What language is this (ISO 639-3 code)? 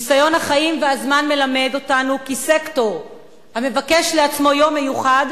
heb